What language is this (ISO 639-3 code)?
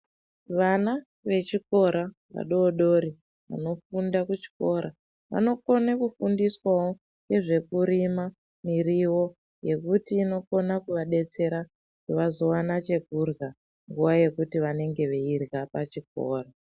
ndc